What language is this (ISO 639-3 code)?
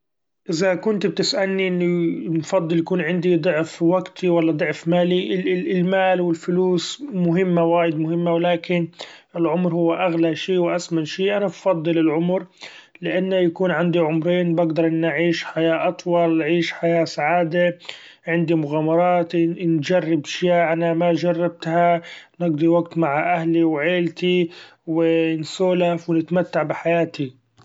afb